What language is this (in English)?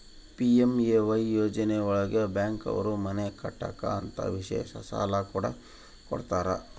Kannada